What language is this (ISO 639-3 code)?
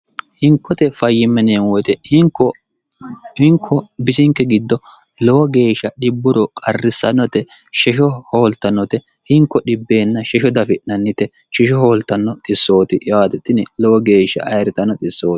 sid